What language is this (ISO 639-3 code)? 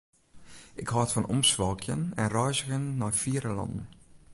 fry